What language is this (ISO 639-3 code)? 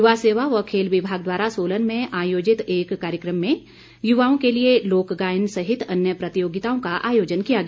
hin